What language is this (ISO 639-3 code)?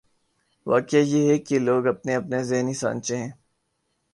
urd